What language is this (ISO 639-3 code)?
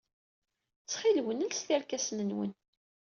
kab